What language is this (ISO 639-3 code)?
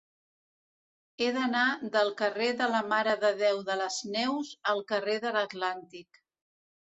cat